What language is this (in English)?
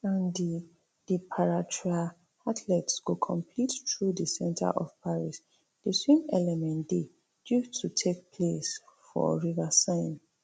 Nigerian Pidgin